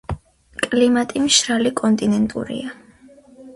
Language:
Georgian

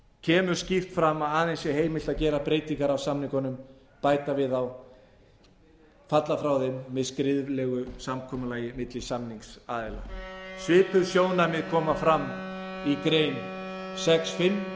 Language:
Icelandic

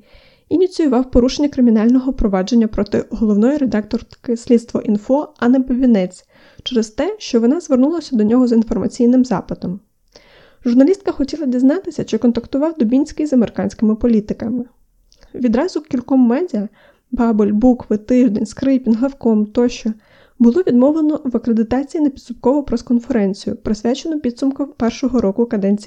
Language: Ukrainian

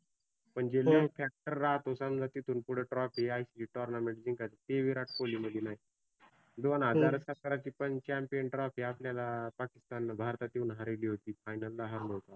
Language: Marathi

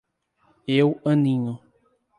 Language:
Portuguese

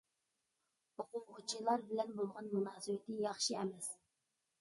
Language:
Uyghur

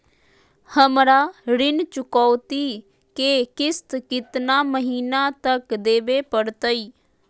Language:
Magahi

